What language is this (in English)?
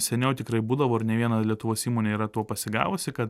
Lithuanian